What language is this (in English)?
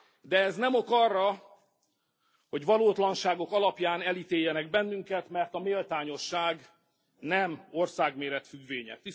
Hungarian